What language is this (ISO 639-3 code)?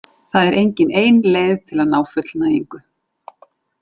isl